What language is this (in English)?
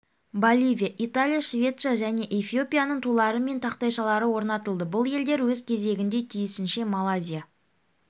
Kazakh